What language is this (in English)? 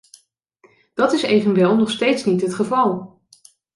Dutch